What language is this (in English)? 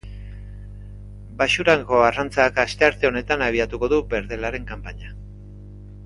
Basque